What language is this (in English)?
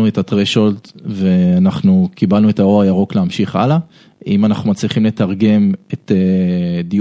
Hebrew